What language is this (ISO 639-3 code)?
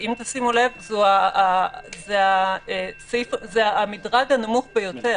heb